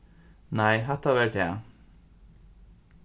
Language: Faroese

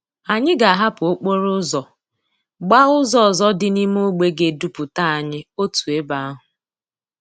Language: Igbo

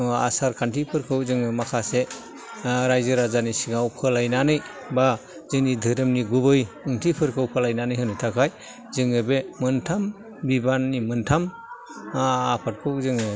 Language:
Bodo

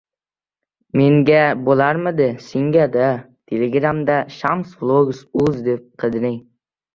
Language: Uzbek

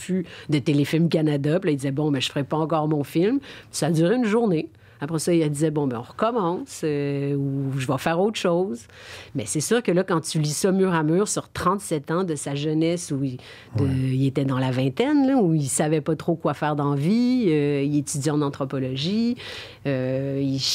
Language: French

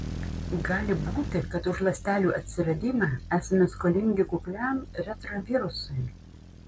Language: Lithuanian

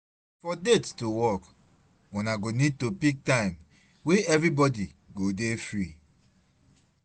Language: Nigerian Pidgin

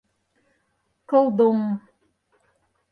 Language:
Mari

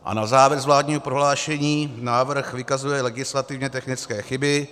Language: Czech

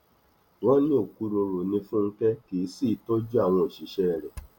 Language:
Yoruba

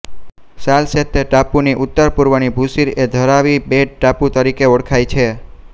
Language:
Gujarati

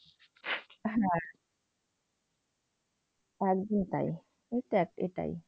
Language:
Bangla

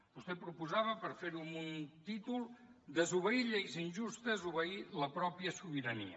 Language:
Catalan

